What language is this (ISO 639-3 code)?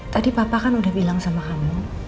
ind